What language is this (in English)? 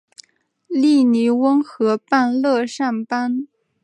Chinese